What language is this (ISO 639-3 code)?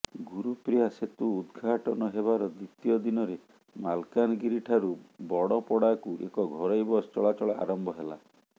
ori